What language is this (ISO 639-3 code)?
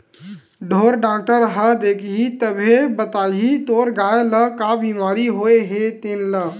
hne